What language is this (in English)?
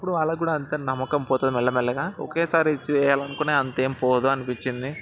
Telugu